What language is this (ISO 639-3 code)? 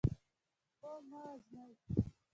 pus